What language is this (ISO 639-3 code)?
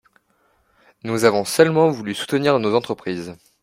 fra